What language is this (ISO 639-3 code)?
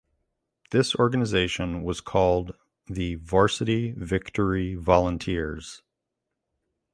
eng